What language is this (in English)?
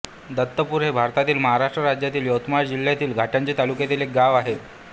Marathi